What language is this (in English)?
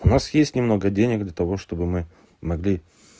Russian